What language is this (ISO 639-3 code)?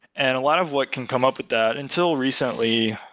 eng